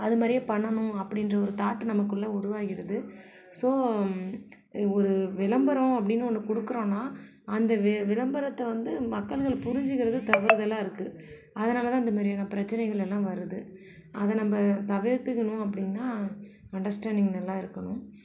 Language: Tamil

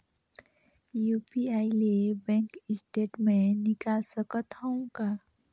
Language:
Chhattisgarhi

